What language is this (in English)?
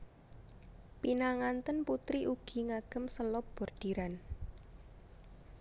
Javanese